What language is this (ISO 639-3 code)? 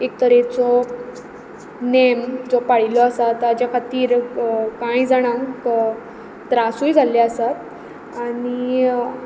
kok